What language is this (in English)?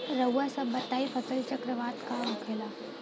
Bhojpuri